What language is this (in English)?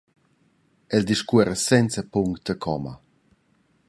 Romansh